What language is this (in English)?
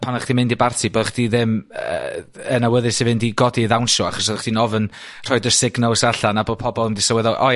Welsh